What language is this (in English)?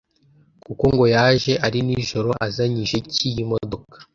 Kinyarwanda